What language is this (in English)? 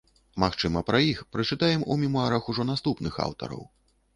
Belarusian